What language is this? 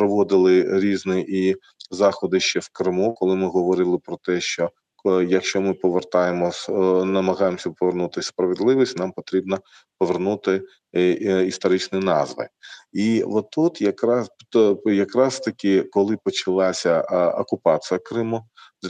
Ukrainian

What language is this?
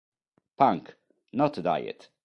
Italian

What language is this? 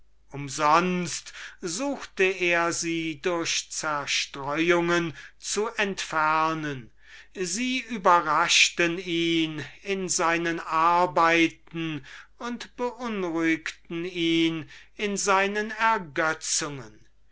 German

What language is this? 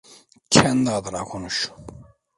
Turkish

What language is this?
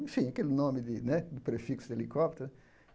Portuguese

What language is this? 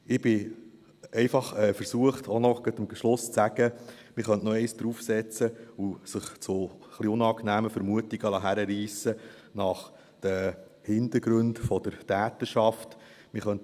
Swiss German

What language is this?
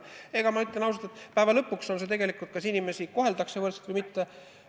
Estonian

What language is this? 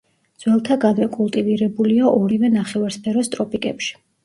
Georgian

